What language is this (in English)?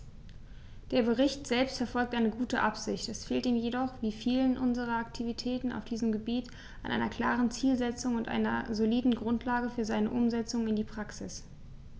German